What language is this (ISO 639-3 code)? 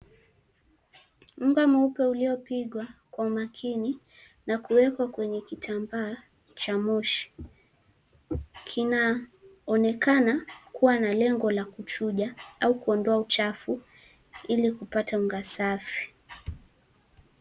swa